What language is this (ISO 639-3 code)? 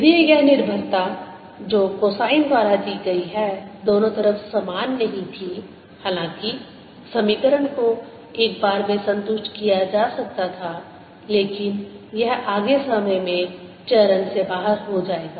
hin